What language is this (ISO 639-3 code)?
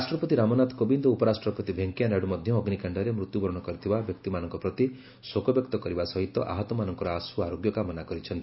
ori